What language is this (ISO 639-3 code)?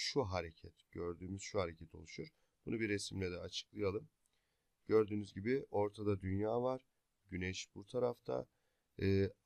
tur